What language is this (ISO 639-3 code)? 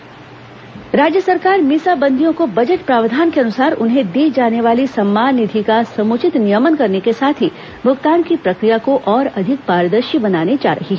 hin